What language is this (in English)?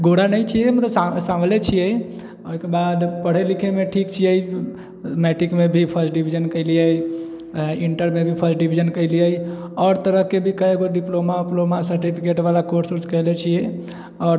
Maithili